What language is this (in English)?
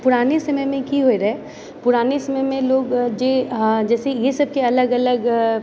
Maithili